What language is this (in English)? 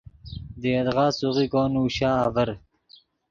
Yidgha